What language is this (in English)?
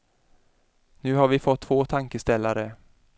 Swedish